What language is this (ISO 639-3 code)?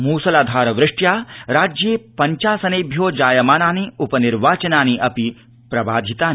san